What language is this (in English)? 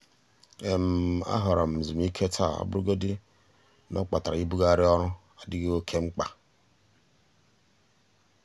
Igbo